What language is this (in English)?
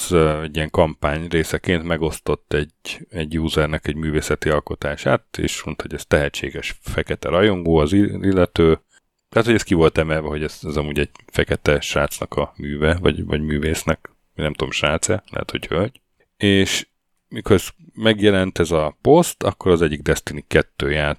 Hungarian